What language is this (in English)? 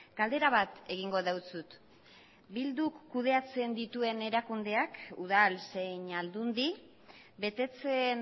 Basque